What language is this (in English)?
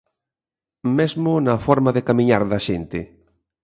Galician